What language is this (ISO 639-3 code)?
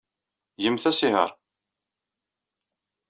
kab